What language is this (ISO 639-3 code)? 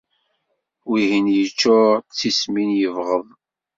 kab